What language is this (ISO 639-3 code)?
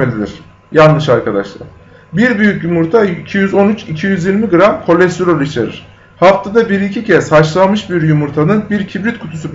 tur